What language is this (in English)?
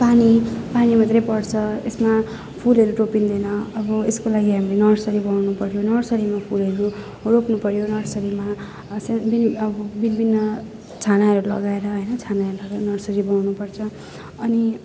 Nepali